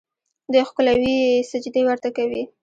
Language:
Pashto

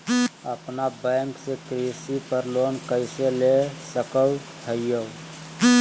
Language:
Magahi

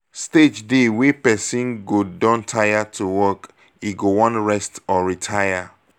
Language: Nigerian Pidgin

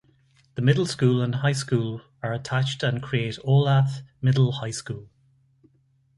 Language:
English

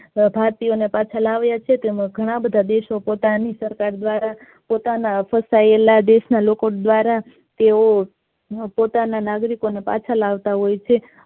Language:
Gujarati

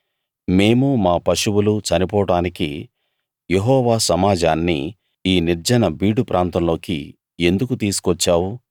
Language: Telugu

